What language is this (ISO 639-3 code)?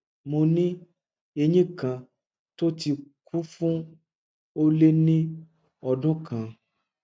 yor